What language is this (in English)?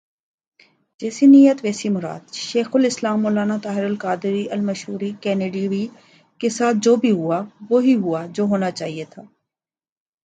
Urdu